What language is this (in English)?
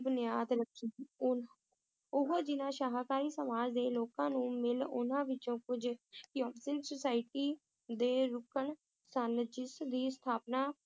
Punjabi